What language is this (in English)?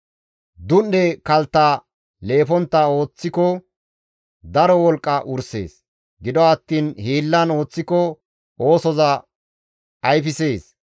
Gamo